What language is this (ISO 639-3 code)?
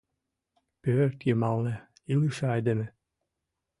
chm